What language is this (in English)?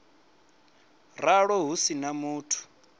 Venda